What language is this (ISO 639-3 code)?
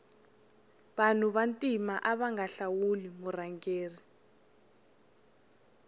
tso